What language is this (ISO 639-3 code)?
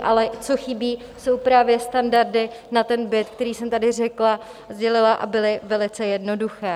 ces